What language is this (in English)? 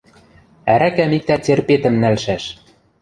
Western Mari